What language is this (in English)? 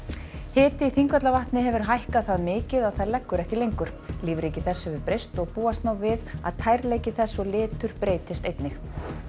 Icelandic